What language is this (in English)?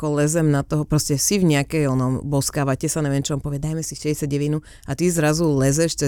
Slovak